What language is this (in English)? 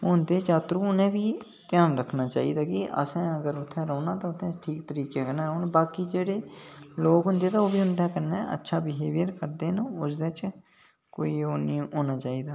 Dogri